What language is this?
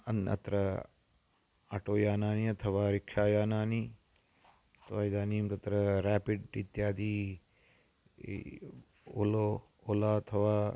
Sanskrit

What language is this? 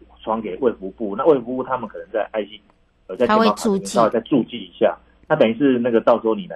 Chinese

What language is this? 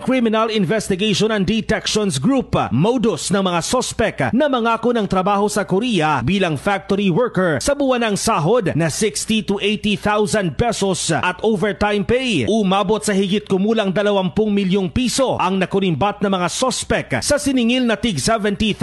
Filipino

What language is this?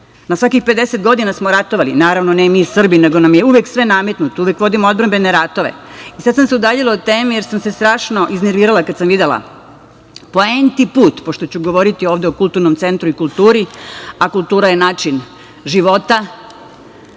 Serbian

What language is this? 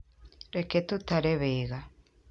Kikuyu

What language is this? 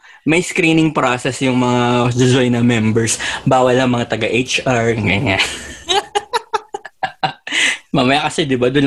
Filipino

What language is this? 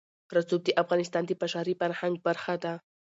Pashto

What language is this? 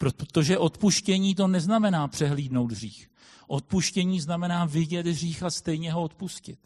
Czech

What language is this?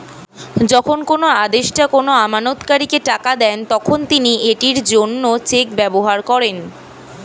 Bangla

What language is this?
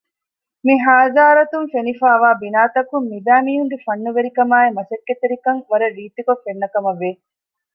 Divehi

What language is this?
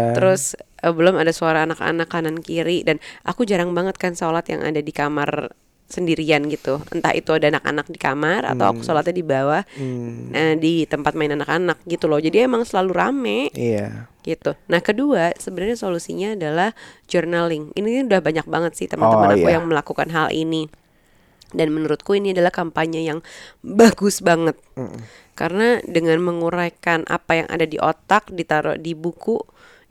Indonesian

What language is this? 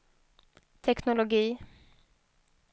Swedish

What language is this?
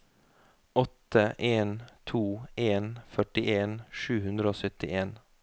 Norwegian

